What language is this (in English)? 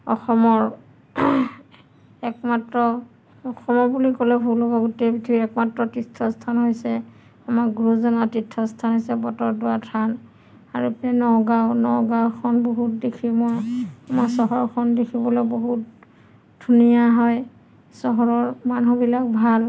Assamese